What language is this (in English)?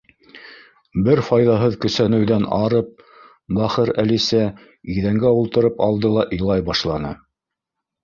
Bashkir